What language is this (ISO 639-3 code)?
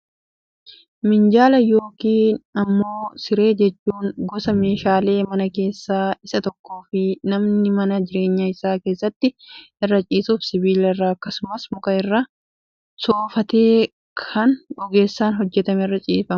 orm